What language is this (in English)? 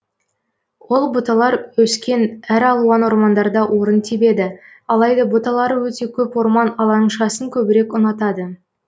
Kazakh